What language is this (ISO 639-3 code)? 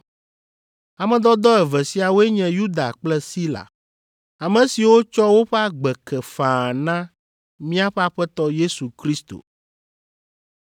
ewe